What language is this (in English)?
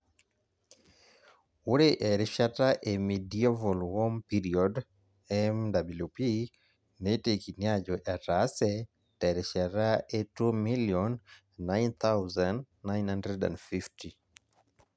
Masai